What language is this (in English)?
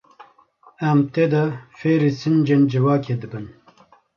Kurdish